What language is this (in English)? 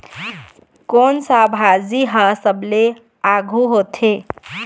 Chhattisgarhi